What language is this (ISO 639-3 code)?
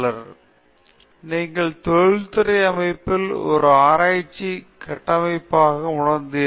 tam